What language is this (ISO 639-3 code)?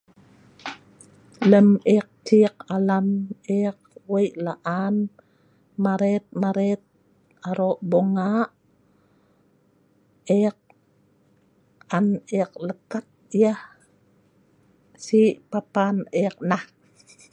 snv